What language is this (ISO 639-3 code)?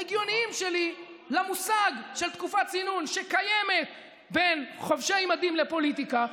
heb